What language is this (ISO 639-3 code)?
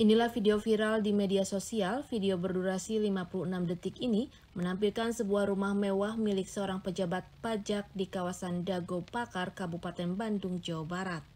ind